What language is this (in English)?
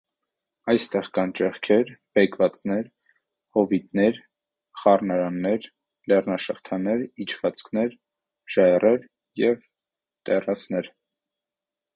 Armenian